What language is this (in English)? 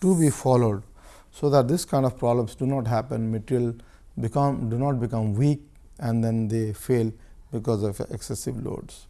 English